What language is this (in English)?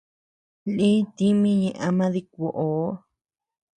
Tepeuxila Cuicatec